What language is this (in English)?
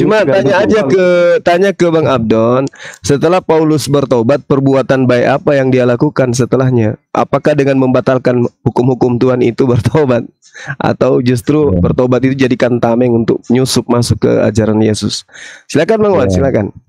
Indonesian